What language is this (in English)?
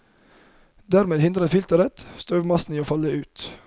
Norwegian